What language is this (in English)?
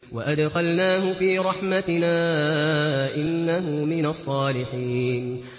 Arabic